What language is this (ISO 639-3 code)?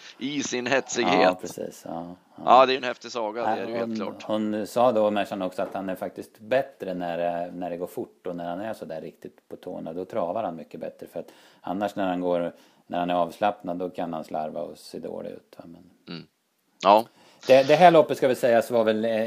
swe